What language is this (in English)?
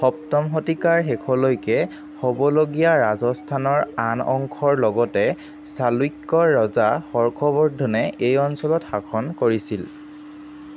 Assamese